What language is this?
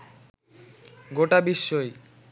Bangla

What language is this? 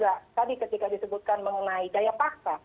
Indonesian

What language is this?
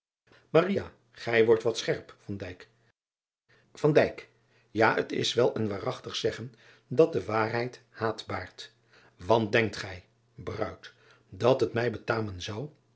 Dutch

